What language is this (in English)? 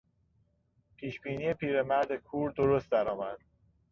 Persian